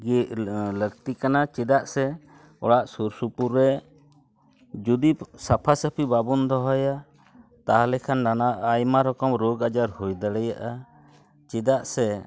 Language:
Santali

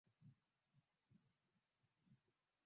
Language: Swahili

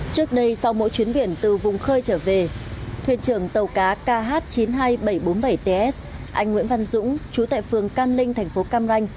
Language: Vietnamese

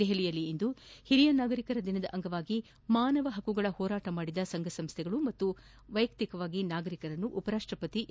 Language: Kannada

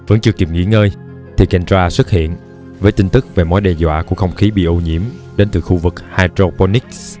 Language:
Vietnamese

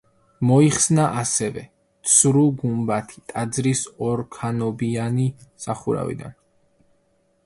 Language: Georgian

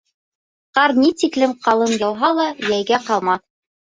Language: Bashkir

